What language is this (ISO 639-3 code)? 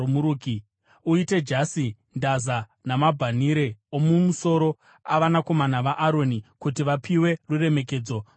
sna